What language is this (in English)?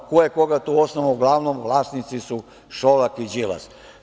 Serbian